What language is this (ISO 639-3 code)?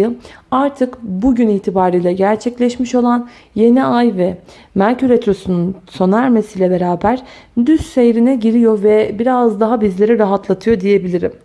tur